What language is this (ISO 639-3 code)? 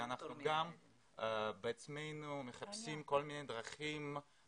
heb